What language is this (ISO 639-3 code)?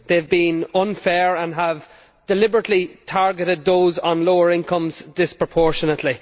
eng